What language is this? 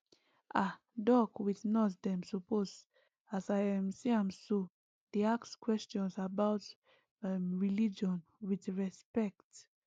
Nigerian Pidgin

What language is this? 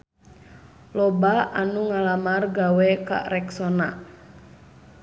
Sundanese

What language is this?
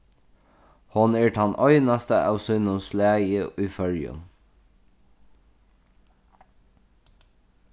Faroese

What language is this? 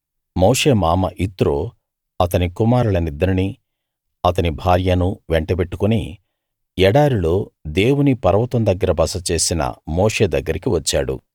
Telugu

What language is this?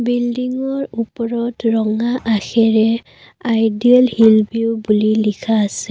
Assamese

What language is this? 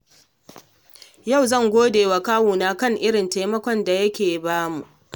Hausa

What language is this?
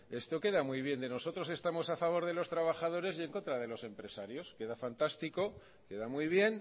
Spanish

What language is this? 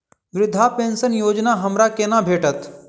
Maithili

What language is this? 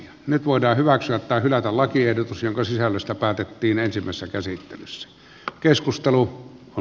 Finnish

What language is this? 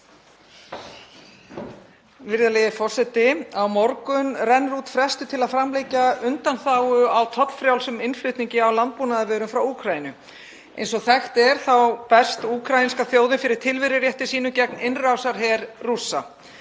Icelandic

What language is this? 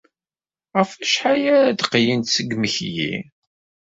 Kabyle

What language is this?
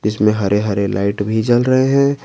Hindi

